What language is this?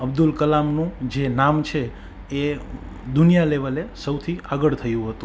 Gujarati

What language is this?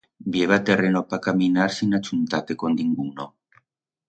Aragonese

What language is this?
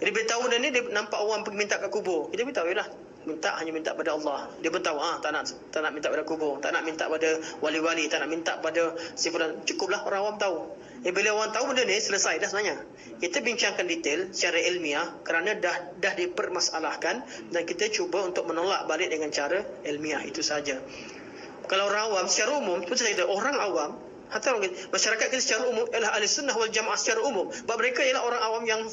Malay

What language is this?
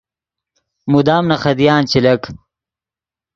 Yidgha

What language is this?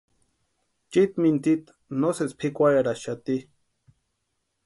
Western Highland Purepecha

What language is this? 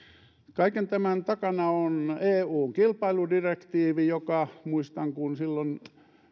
Finnish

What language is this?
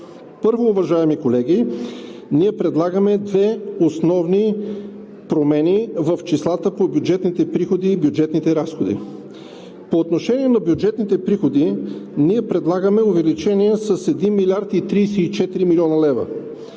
Bulgarian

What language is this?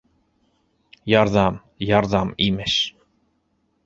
Bashkir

